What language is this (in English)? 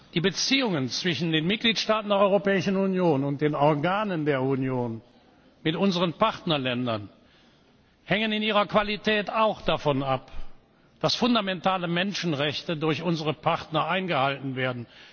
German